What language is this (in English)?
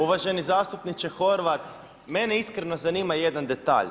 Croatian